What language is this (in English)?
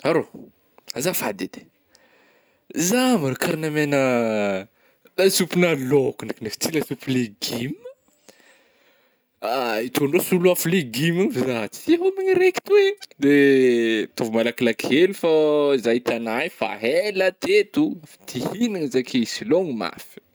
Northern Betsimisaraka Malagasy